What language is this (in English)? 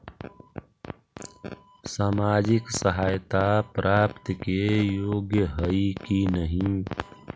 Magahi